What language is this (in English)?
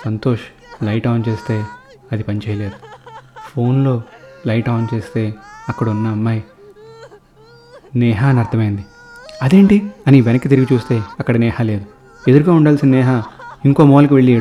Telugu